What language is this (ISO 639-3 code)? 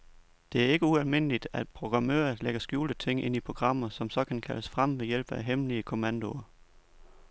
dan